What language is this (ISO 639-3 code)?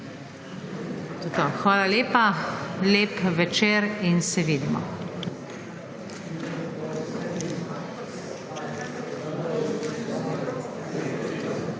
slv